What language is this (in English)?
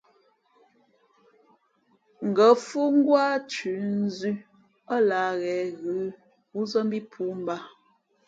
Fe'fe'